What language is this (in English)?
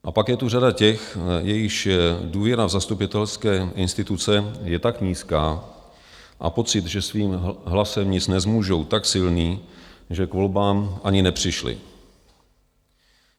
Czech